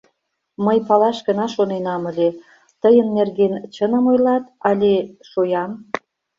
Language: Mari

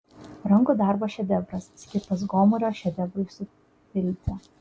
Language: Lithuanian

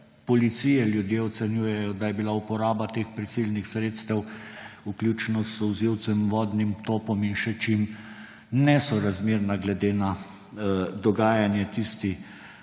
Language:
Slovenian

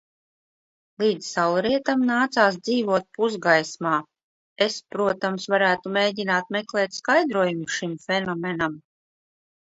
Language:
Latvian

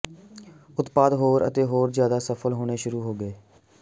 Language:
Punjabi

